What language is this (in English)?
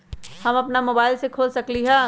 Magahi